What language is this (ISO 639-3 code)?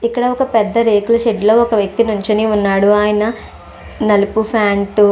tel